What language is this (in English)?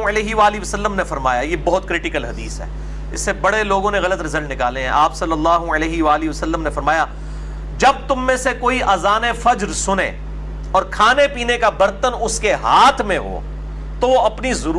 Urdu